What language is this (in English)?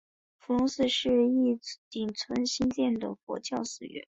Chinese